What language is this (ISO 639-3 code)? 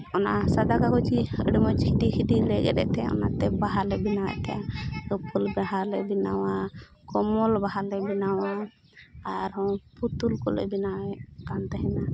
sat